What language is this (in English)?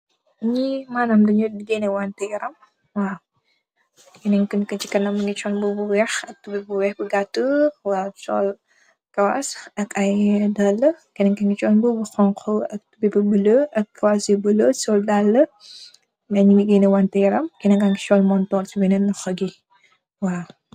Wolof